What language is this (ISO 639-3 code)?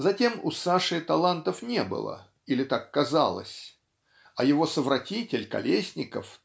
rus